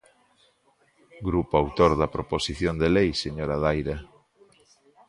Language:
Galician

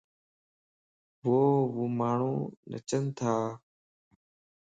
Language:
Lasi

